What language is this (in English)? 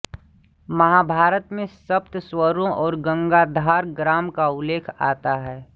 Hindi